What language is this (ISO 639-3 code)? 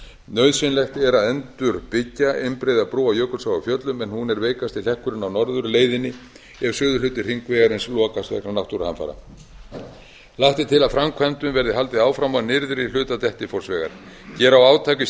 isl